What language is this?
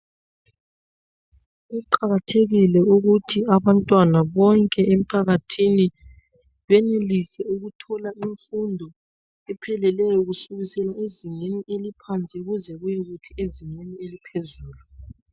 North Ndebele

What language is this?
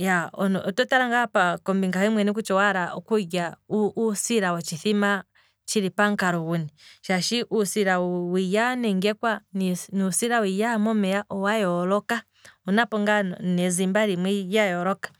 Kwambi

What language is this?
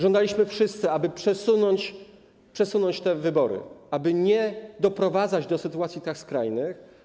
Polish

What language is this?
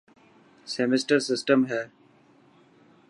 Dhatki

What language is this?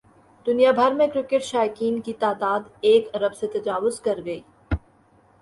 Urdu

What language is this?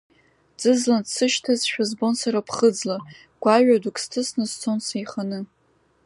Abkhazian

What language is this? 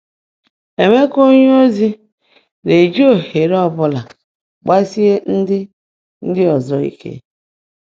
Igbo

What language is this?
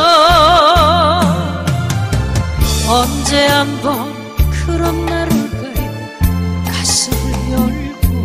Korean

